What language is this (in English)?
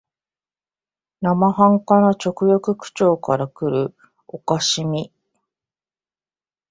Japanese